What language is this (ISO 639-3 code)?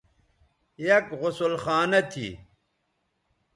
btv